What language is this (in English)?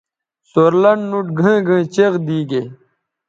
Bateri